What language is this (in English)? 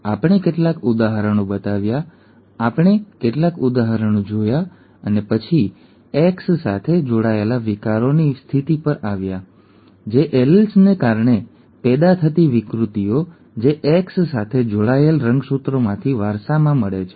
Gujarati